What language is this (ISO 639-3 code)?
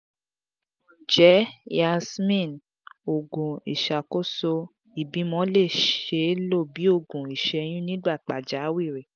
yor